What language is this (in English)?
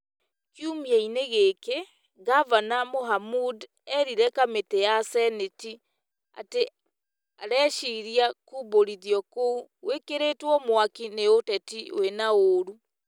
Kikuyu